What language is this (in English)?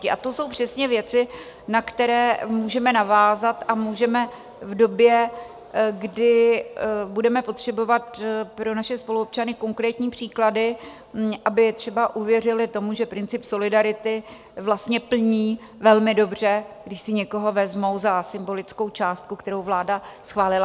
Czech